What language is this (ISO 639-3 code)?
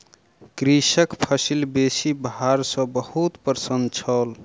mai